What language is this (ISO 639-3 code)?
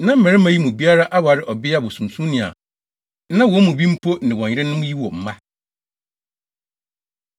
aka